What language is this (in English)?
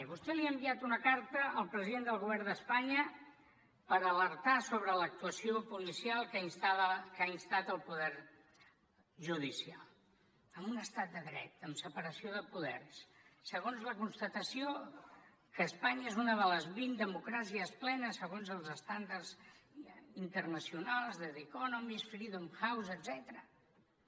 Catalan